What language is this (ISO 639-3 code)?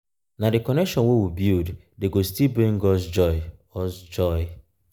pcm